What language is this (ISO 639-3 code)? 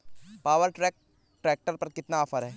hin